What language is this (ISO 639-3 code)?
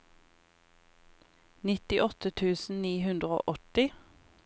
nor